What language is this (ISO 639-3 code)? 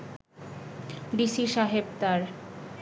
ben